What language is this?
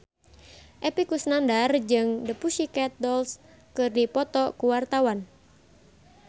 Sundanese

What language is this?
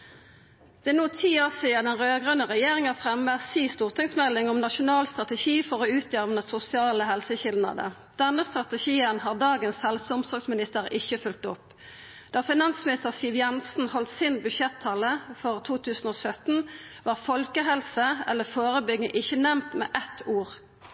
Norwegian Nynorsk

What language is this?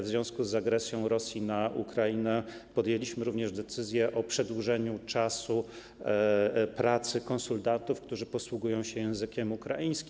Polish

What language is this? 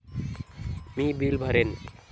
Marathi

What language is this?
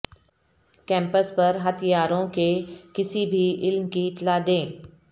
Urdu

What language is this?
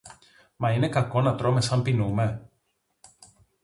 Greek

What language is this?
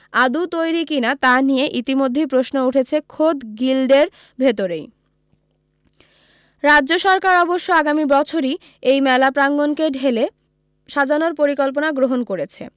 Bangla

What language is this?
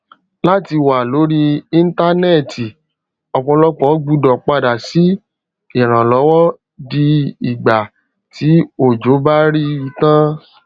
Yoruba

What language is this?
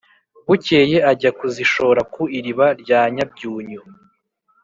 Kinyarwanda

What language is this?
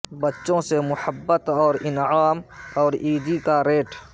Urdu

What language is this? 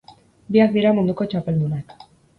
Basque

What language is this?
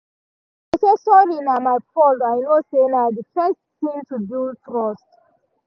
Nigerian Pidgin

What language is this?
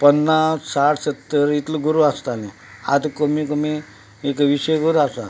Konkani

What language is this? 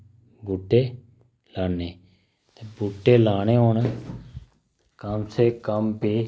Dogri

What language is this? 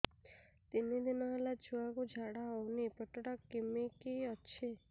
Odia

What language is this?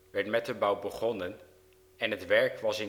Dutch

